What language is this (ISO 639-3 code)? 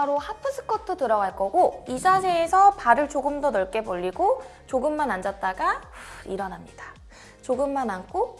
kor